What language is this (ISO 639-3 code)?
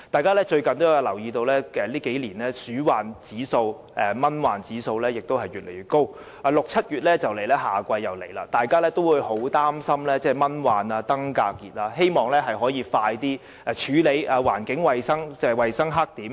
yue